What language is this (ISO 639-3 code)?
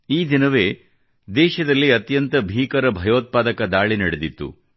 kan